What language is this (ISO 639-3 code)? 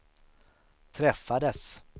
swe